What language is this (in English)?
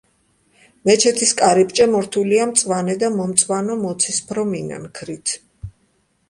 Georgian